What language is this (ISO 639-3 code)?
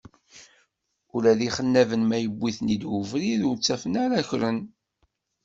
kab